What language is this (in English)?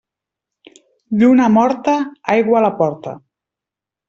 Catalan